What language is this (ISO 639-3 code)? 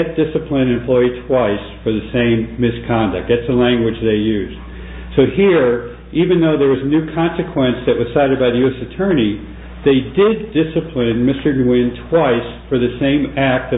eng